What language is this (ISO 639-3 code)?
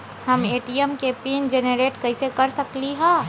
mag